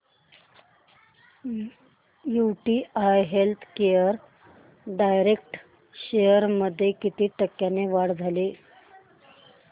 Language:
Marathi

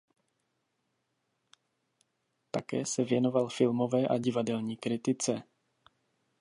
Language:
Czech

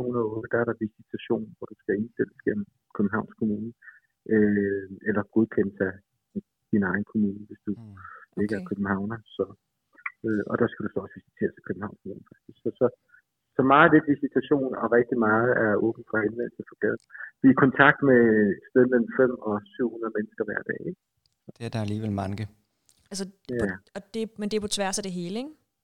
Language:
Danish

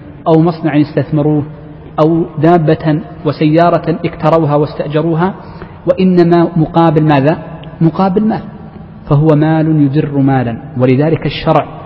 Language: Arabic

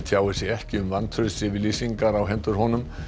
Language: Icelandic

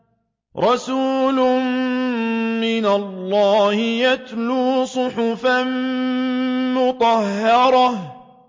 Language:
Arabic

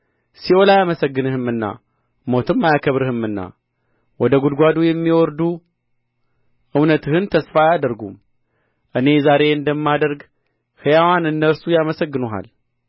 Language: Amharic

